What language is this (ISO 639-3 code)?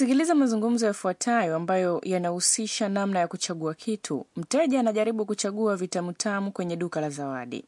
swa